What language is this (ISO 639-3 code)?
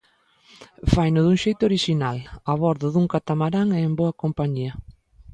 glg